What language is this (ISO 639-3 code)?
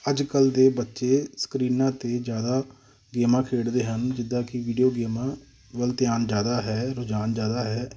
pan